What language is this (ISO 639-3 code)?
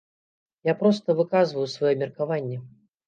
bel